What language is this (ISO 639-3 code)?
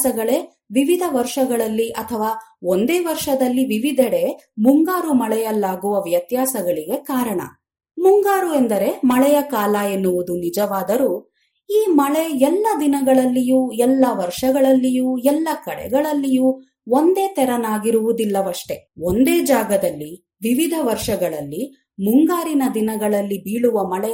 kan